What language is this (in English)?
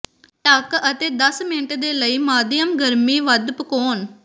Punjabi